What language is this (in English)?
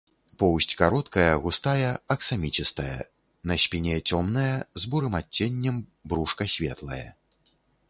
Belarusian